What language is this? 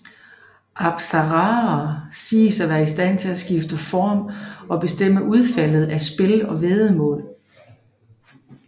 Danish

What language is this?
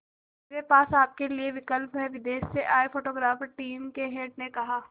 Hindi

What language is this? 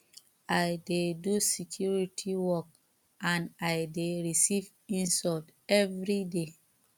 Nigerian Pidgin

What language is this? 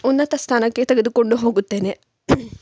Kannada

